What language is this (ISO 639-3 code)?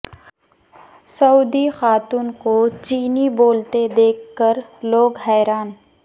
urd